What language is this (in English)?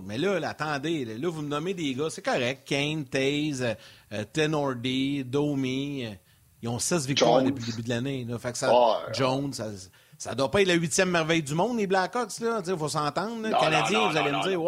French